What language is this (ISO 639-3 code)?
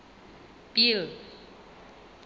sot